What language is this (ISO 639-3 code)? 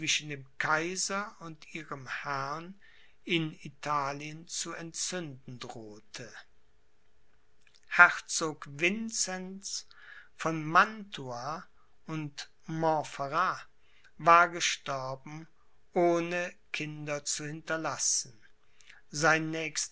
deu